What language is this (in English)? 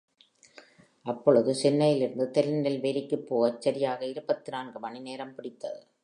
Tamil